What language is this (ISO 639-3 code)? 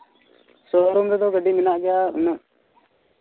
sat